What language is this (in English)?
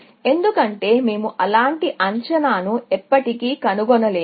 Telugu